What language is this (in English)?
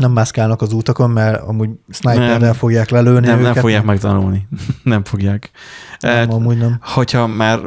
Hungarian